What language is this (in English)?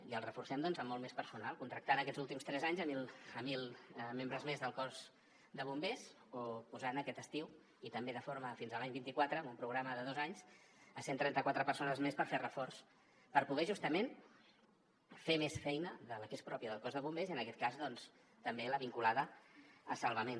Catalan